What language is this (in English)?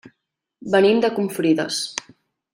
Catalan